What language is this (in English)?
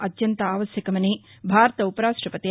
Telugu